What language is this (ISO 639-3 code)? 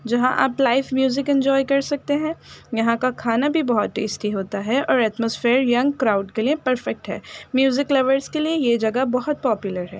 urd